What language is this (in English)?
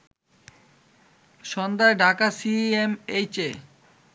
Bangla